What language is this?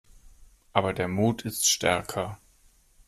German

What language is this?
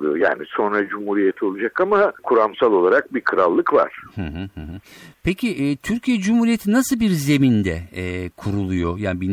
Turkish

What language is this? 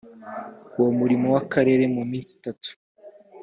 Kinyarwanda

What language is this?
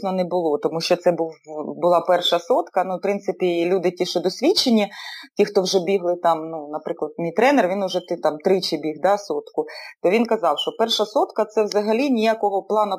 Ukrainian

